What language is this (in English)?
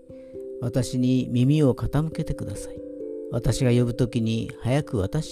Japanese